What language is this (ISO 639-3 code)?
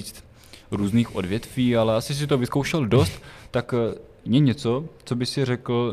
ces